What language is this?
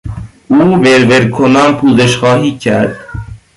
Persian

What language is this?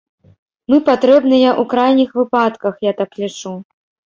Belarusian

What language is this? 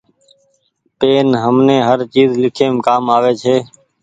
Goaria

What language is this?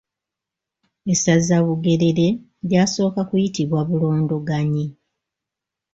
Ganda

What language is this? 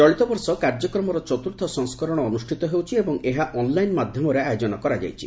Odia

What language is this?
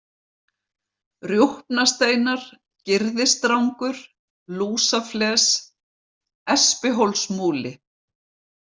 Icelandic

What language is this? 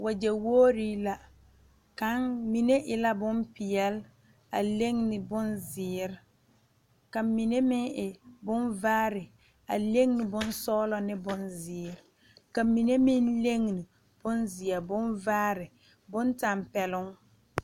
Southern Dagaare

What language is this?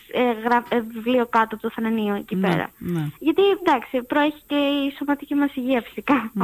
Greek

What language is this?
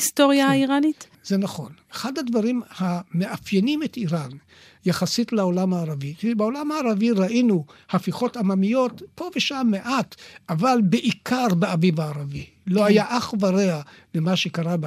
Hebrew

